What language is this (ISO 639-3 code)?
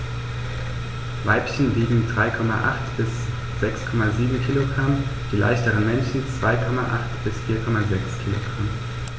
deu